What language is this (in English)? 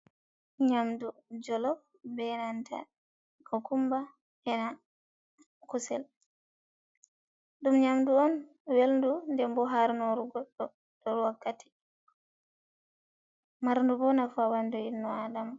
Fula